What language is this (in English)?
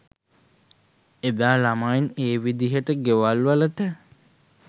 Sinhala